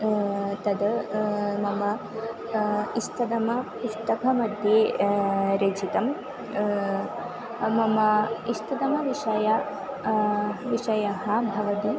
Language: Sanskrit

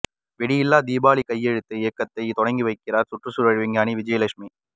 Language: Tamil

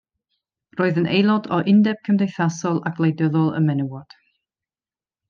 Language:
Welsh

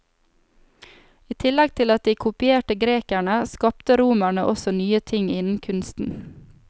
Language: Norwegian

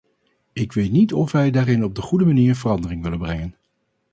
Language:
Dutch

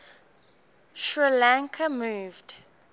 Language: English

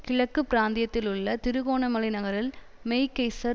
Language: Tamil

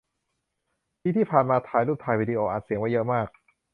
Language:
Thai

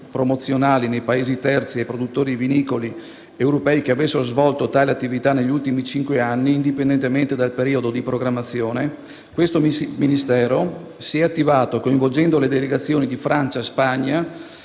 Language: Italian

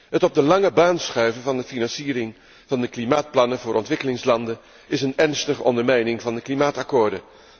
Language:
Dutch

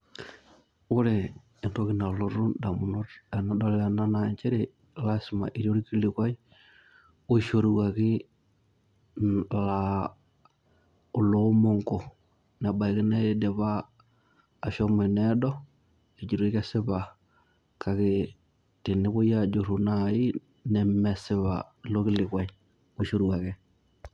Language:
Masai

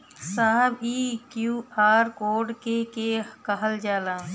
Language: Bhojpuri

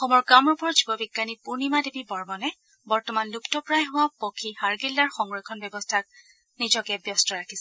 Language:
Assamese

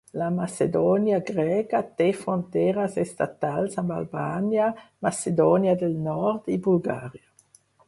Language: Catalan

